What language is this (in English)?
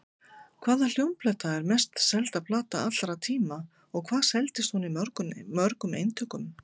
Icelandic